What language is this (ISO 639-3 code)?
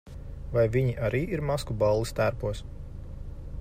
lav